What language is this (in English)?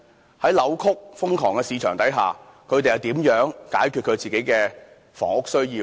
Cantonese